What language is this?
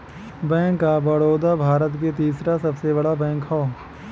Bhojpuri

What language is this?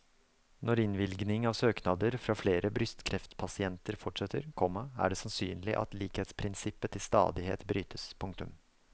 Norwegian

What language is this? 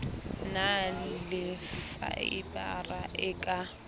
Southern Sotho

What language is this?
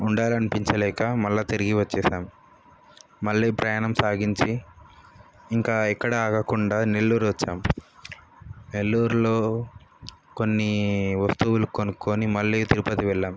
Telugu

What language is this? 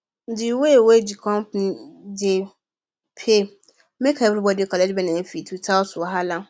Nigerian Pidgin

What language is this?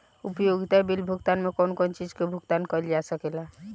Bhojpuri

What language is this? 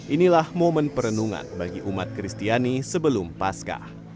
Indonesian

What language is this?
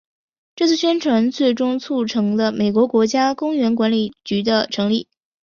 Chinese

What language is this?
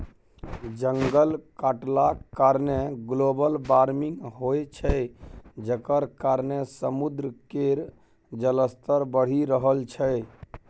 Maithili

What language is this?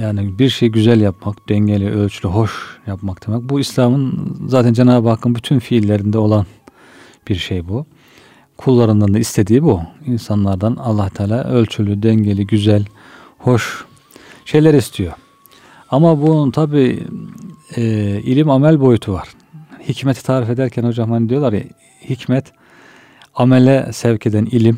Turkish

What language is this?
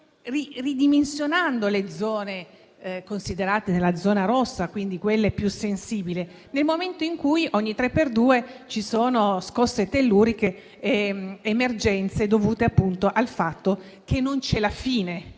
Italian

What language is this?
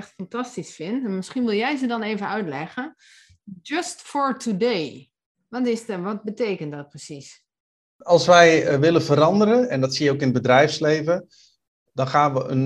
Dutch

